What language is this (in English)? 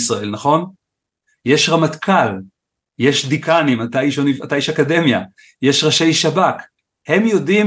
Hebrew